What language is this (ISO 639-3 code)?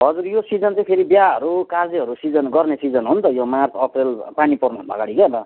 nep